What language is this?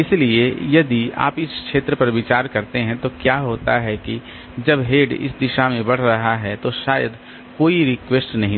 Hindi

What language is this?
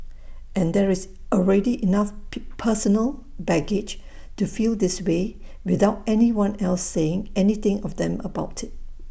English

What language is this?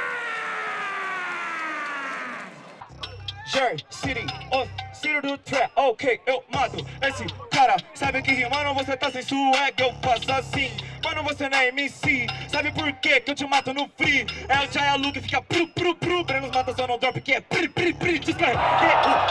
Portuguese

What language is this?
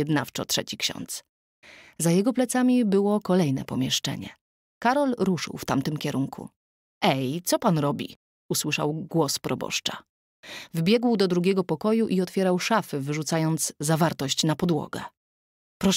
Polish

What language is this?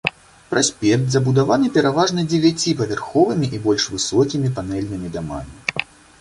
Belarusian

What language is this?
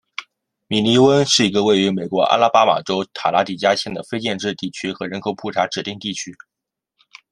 Chinese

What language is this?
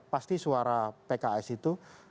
Indonesian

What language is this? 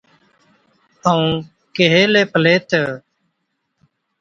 Od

